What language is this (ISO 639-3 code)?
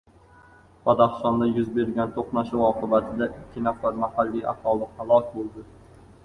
uzb